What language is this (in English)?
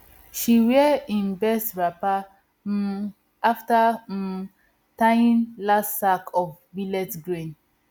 Nigerian Pidgin